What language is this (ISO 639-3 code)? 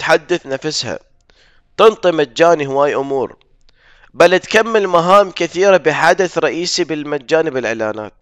ara